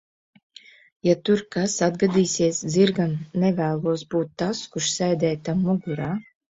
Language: Latvian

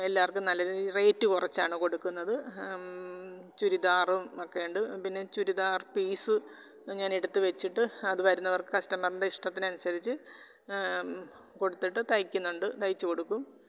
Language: Malayalam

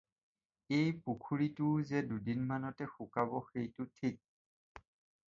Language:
Assamese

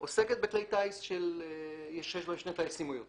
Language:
Hebrew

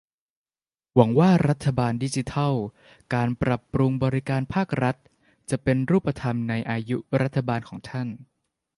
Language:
Thai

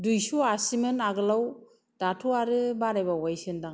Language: Bodo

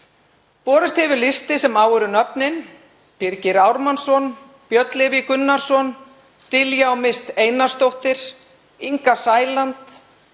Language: Icelandic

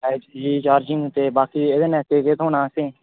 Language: Dogri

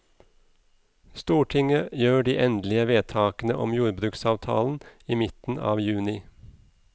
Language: Norwegian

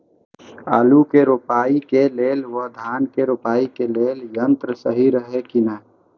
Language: Maithili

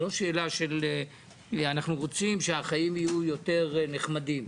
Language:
Hebrew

